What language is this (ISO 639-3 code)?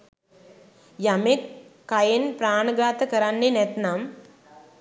sin